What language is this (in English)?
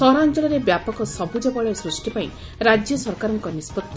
Odia